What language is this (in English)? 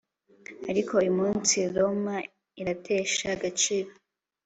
Kinyarwanda